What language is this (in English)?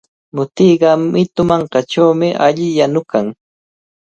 Cajatambo North Lima Quechua